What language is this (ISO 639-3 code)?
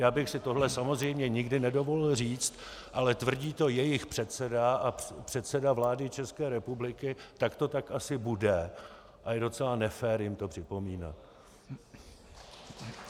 ces